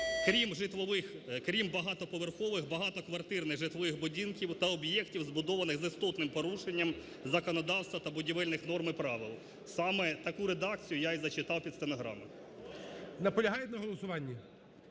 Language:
Ukrainian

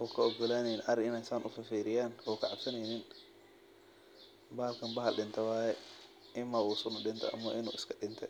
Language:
Somali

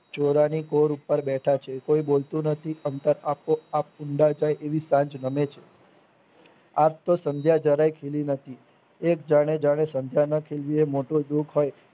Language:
Gujarati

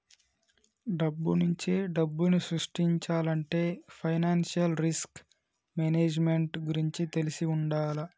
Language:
Telugu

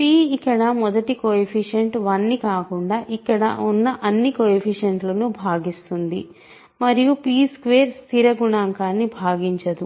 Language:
Telugu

